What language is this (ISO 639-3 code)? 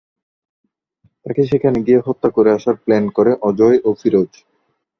ben